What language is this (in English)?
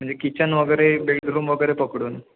Marathi